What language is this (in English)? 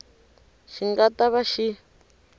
Tsonga